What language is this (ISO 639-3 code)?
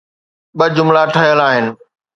snd